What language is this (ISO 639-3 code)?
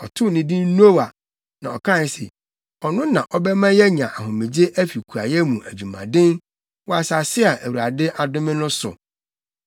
aka